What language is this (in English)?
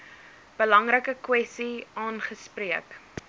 Afrikaans